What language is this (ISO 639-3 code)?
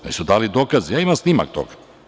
srp